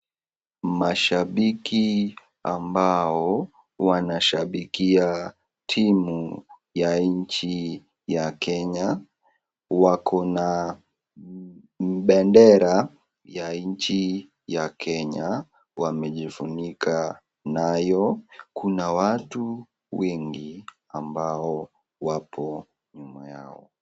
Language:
Swahili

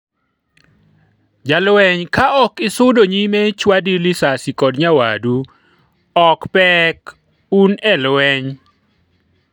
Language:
Luo (Kenya and Tanzania)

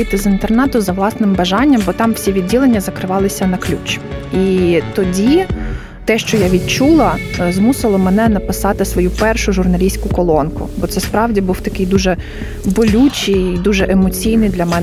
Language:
Ukrainian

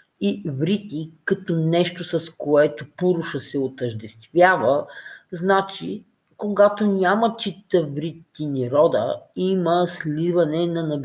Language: Bulgarian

